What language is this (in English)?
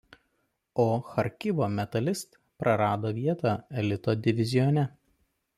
Lithuanian